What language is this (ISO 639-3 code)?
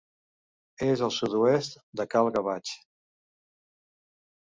cat